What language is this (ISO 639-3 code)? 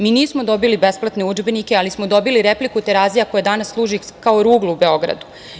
srp